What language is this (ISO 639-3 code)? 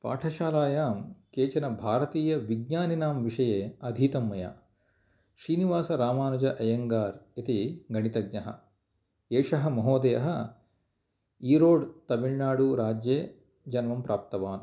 san